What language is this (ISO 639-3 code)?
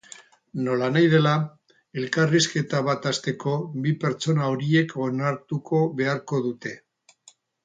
eus